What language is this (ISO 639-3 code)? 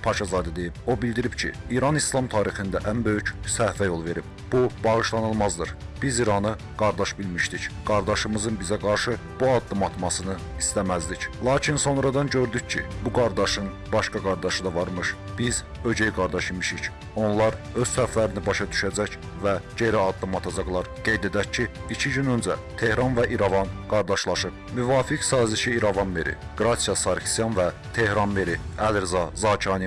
tur